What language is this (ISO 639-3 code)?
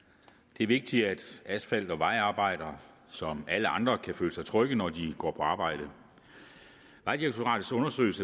dan